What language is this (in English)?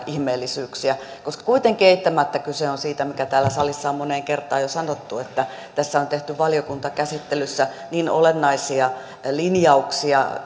Finnish